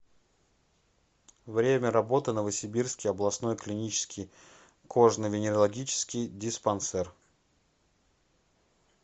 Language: Russian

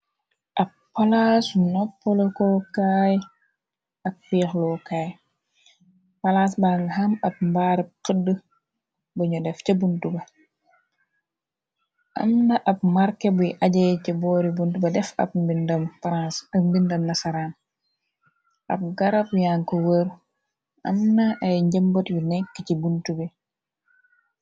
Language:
Wolof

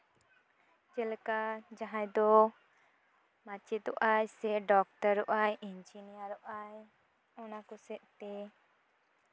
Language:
Santali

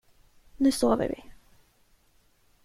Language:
Swedish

